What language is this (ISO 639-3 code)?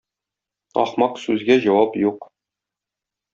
tat